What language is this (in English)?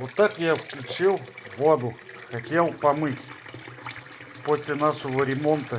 Russian